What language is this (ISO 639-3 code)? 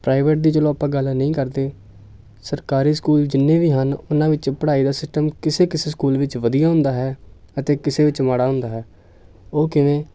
pan